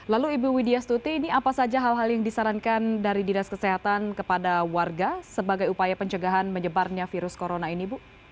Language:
Indonesian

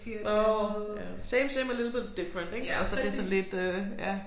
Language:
Danish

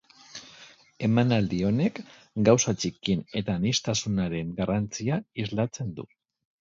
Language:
Basque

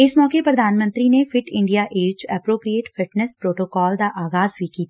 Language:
Punjabi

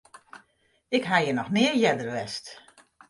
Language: Western Frisian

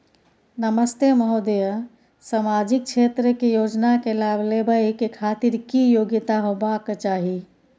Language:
Maithili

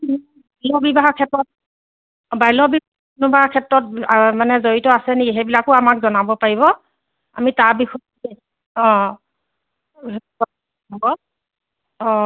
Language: Assamese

